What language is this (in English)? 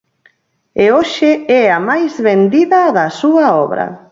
Galician